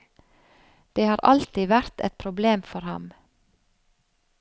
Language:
Norwegian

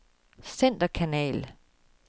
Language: Danish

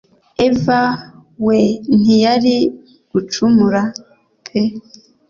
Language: Kinyarwanda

